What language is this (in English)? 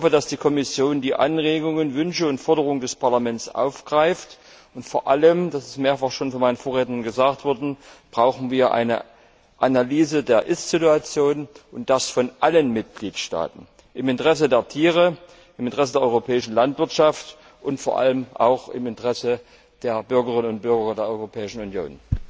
German